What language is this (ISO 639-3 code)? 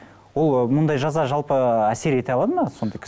kaz